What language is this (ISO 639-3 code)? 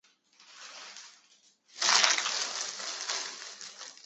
zho